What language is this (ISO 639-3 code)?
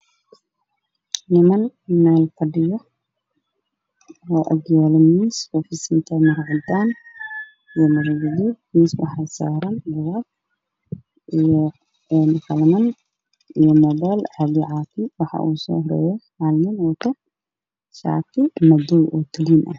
som